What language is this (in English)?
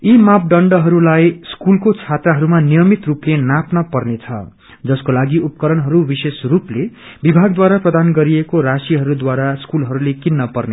Nepali